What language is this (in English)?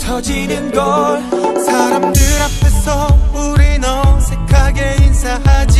Korean